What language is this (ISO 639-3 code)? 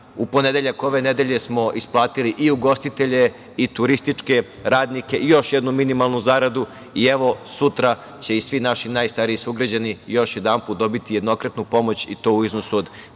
srp